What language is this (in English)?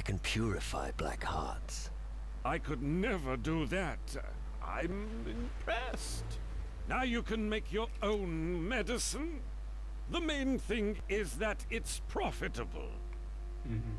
Polish